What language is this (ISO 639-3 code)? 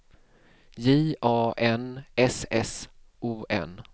swe